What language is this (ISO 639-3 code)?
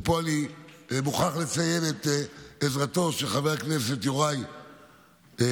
heb